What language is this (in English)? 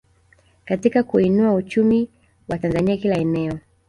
Swahili